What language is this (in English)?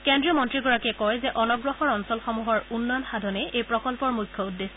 Assamese